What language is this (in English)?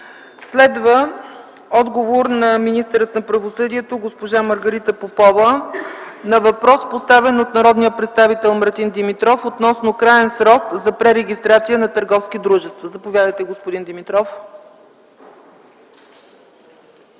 Bulgarian